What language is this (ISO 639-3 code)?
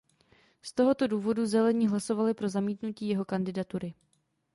ces